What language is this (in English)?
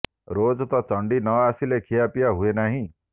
Odia